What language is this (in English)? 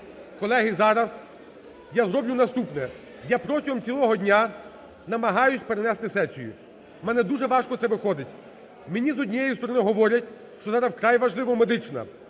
Ukrainian